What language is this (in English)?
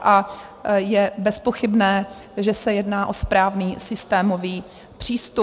Czech